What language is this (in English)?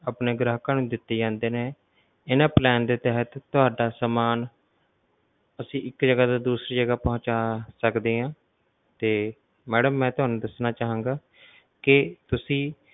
Punjabi